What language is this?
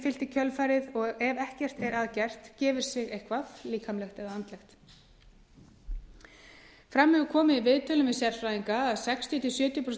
Icelandic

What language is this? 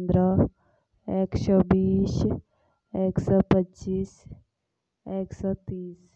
Jaunsari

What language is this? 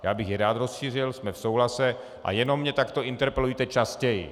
Czech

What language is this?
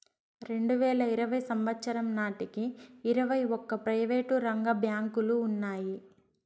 Telugu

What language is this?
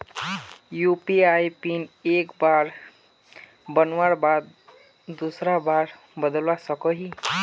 Magahi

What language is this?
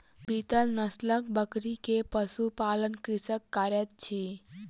Maithili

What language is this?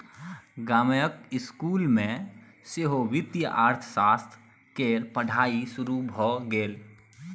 Maithili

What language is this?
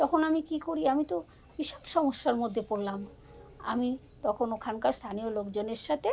Bangla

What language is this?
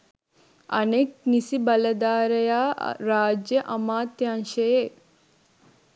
Sinhala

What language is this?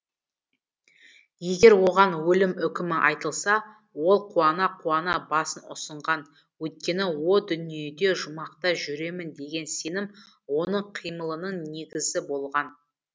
Kazakh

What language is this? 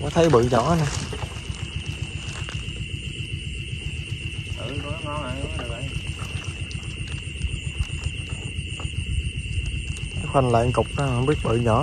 Vietnamese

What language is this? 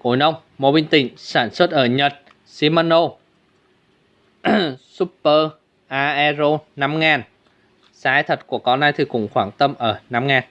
Vietnamese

